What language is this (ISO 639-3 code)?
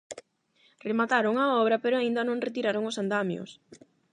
glg